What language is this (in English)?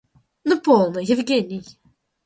Russian